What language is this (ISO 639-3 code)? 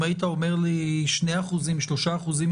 heb